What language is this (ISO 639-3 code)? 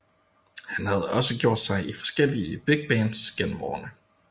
dan